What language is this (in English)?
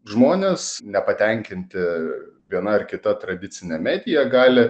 Lithuanian